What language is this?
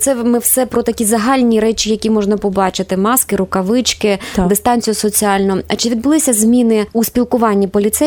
Ukrainian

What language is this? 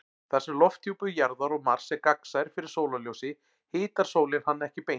Icelandic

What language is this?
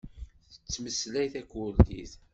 Kabyle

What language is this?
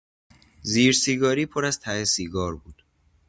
Persian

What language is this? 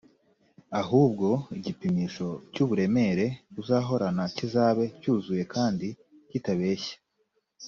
Kinyarwanda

